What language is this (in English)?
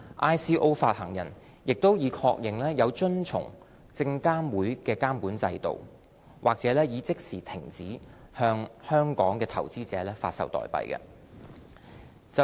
Cantonese